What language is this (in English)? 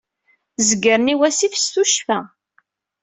Kabyle